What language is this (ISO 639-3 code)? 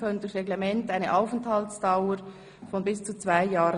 gsw